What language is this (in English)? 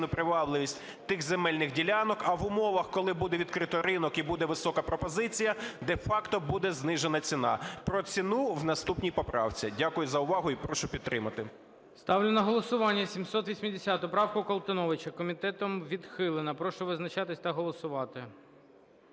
Ukrainian